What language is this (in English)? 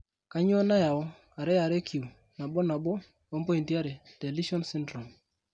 Masai